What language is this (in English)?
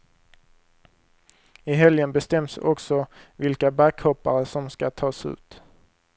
Swedish